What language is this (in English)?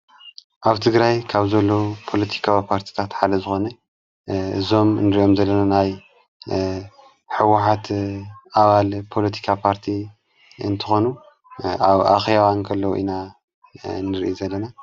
Tigrinya